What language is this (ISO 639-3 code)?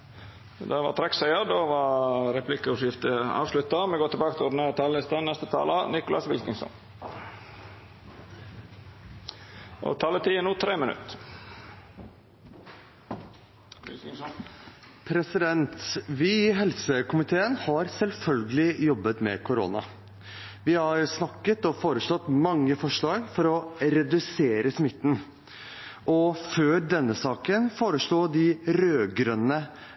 nor